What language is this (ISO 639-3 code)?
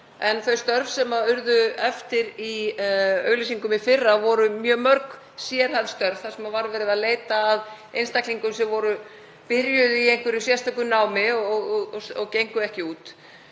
isl